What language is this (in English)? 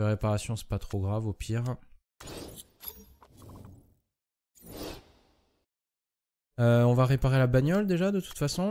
French